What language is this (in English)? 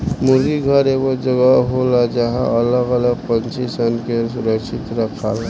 Bhojpuri